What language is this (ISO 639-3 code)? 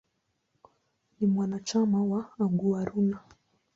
swa